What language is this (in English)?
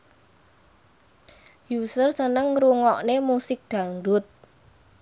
Javanese